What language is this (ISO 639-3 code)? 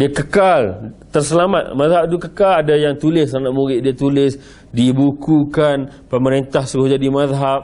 msa